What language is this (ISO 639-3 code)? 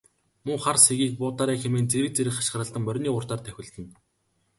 mon